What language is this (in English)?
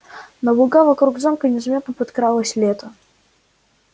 Russian